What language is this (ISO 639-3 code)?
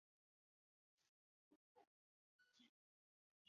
zho